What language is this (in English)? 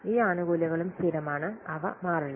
Malayalam